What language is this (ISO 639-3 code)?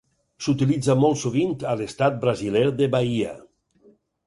cat